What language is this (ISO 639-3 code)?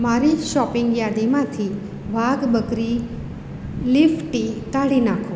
guj